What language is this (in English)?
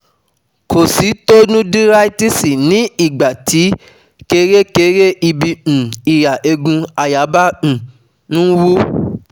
Yoruba